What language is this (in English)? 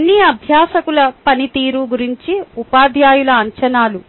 Telugu